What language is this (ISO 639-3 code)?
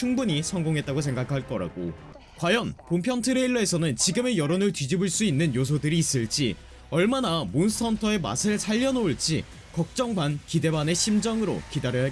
kor